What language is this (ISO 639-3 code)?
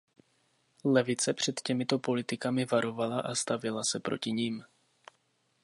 ces